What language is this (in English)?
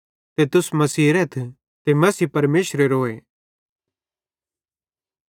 Bhadrawahi